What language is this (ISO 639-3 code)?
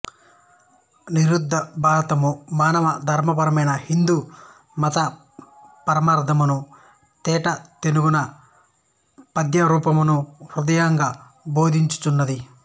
tel